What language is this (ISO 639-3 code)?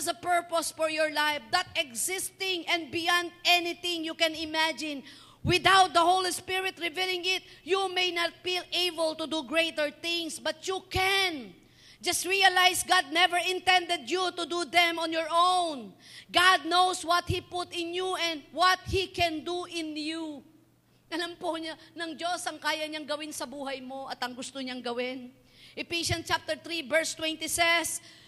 fil